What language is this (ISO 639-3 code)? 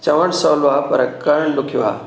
snd